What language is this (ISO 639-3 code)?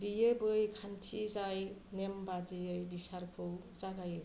brx